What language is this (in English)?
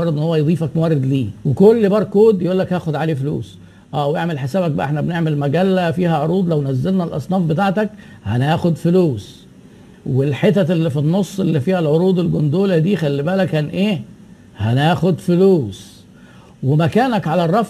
Arabic